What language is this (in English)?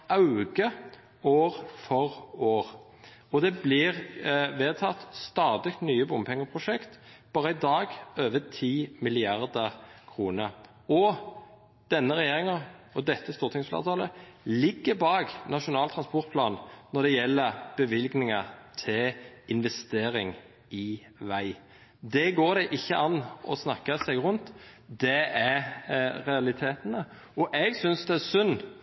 Norwegian Nynorsk